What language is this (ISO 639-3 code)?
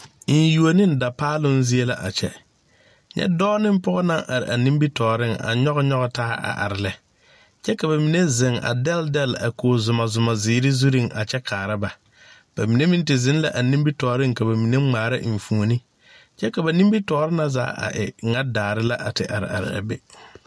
dga